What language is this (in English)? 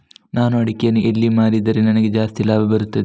Kannada